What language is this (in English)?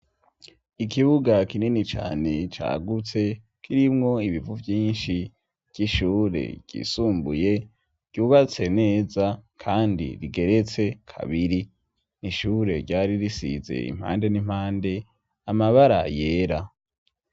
Rundi